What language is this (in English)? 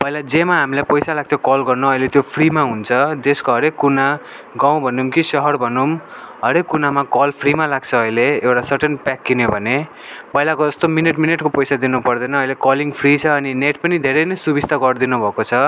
Nepali